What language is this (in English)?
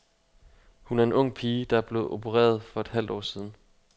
Danish